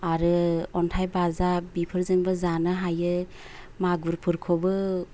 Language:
Bodo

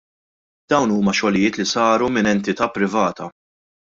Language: Maltese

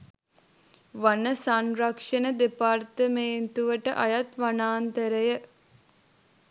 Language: Sinhala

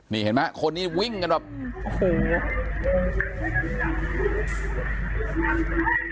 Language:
Thai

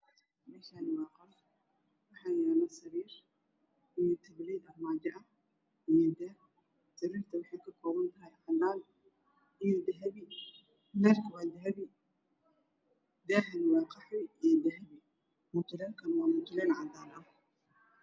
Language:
Somali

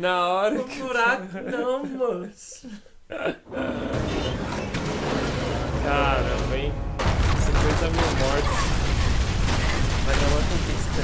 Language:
Portuguese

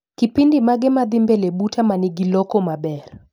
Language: Luo (Kenya and Tanzania)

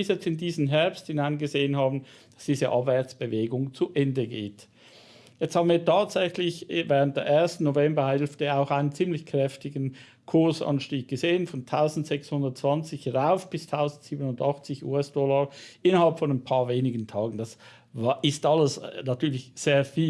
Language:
German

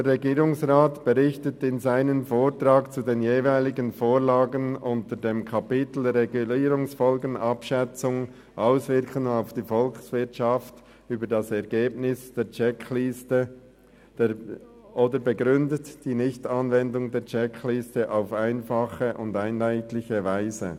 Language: Swiss German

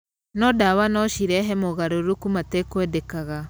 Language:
Kikuyu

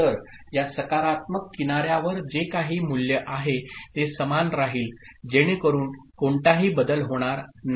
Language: Marathi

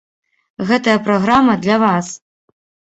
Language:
Belarusian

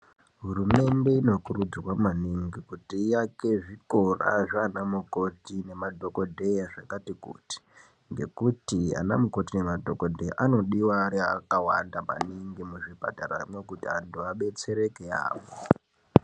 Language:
Ndau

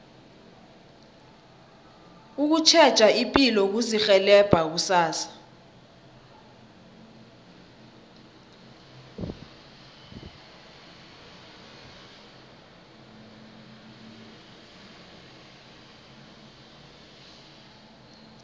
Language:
South Ndebele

